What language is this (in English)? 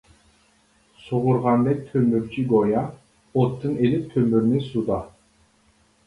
Uyghur